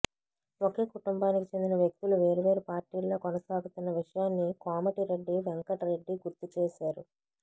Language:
Telugu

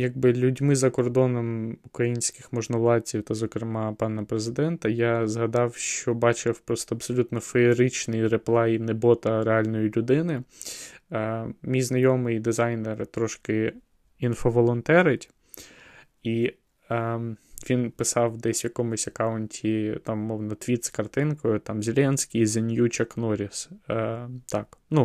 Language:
Ukrainian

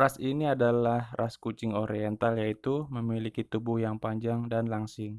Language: Indonesian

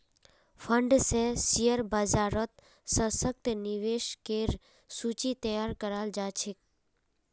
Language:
Magahi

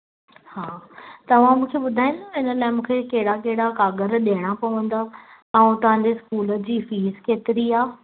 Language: Sindhi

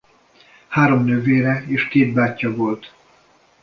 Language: Hungarian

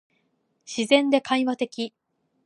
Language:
Japanese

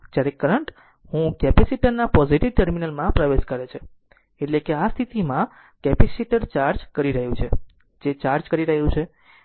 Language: Gujarati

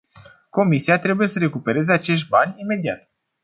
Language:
Romanian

